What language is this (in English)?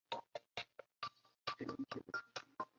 Chinese